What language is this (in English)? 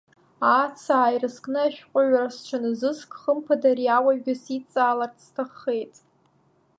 Abkhazian